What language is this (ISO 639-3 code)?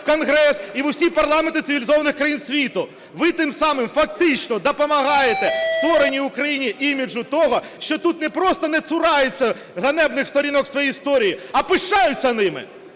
ukr